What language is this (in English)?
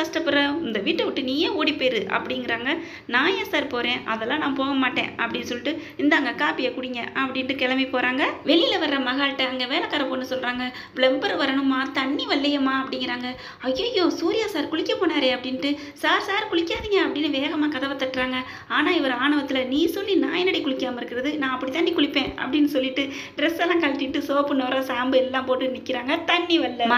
Romanian